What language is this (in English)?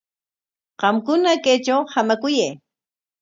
Corongo Ancash Quechua